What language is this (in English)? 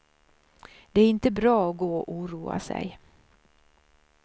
Swedish